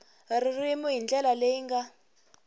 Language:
Tsonga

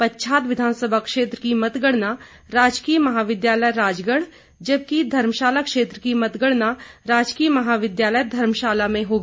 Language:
Hindi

